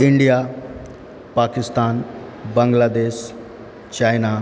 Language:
Maithili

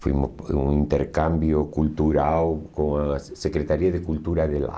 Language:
Portuguese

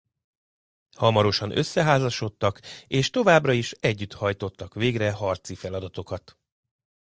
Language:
Hungarian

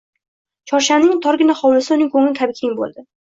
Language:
Uzbek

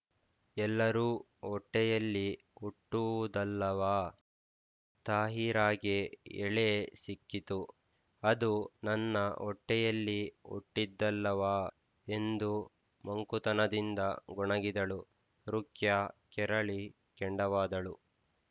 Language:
Kannada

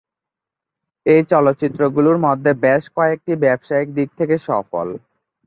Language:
Bangla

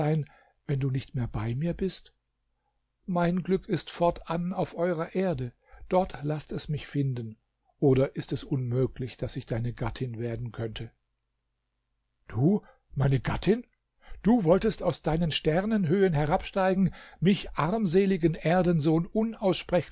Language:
German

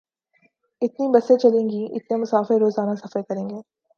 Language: Urdu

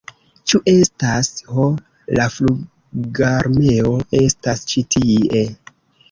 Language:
Esperanto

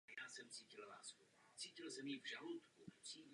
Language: Czech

